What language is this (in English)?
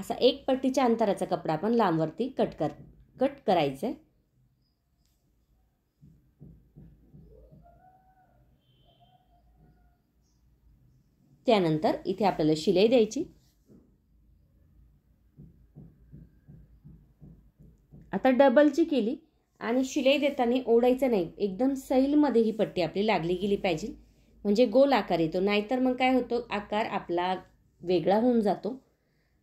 Hindi